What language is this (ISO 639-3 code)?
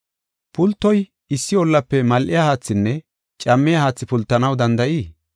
gof